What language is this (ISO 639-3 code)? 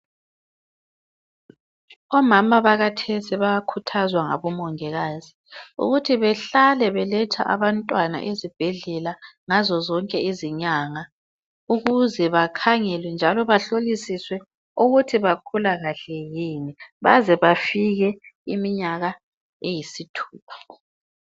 nde